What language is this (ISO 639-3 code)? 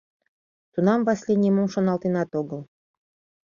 chm